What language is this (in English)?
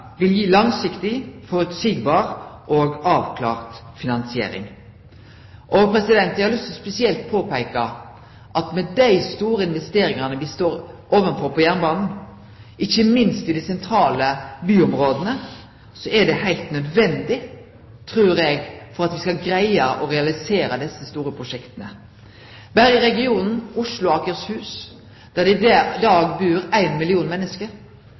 Norwegian Nynorsk